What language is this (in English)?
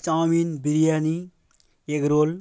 Bangla